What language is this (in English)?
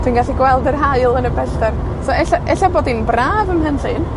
Welsh